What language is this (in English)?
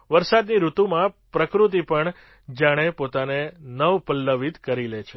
Gujarati